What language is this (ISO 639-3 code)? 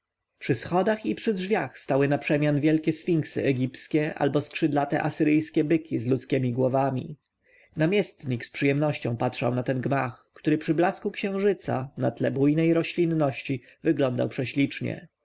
pol